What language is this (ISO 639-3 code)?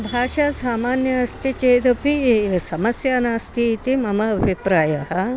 san